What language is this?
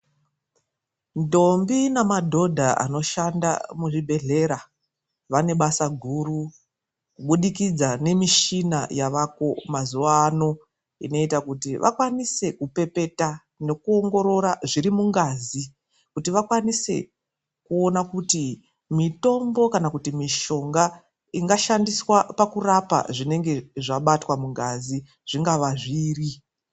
Ndau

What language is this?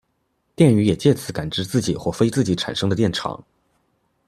Chinese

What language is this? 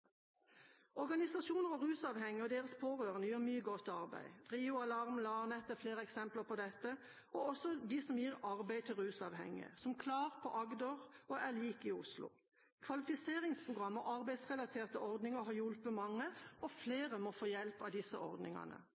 Norwegian Bokmål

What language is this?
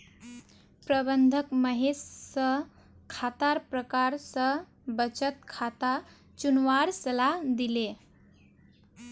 Magahi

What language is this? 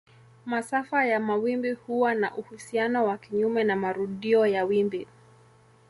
Swahili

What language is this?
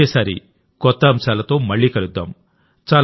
Telugu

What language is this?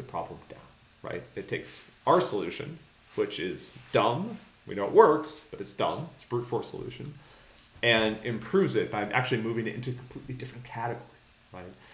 English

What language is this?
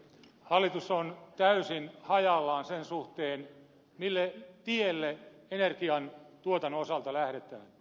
Finnish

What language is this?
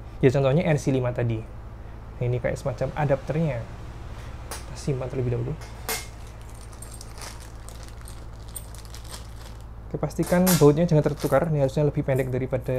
Indonesian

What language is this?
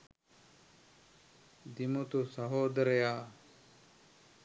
Sinhala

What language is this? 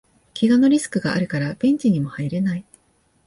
Japanese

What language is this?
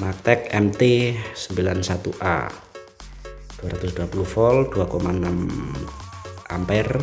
Indonesian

